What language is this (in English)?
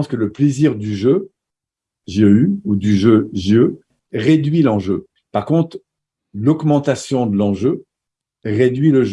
French